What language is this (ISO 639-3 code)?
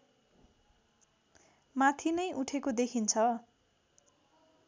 nep